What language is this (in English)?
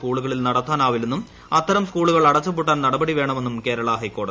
Malayalam